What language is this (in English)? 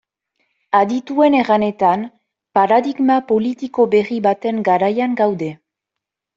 Basque